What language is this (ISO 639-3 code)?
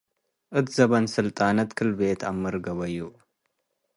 tig